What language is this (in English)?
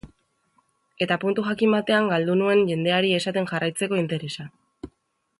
Basque